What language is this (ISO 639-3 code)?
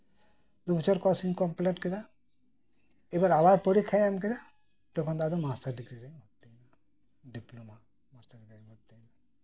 sat